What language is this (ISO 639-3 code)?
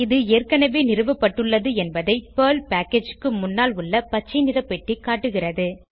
tam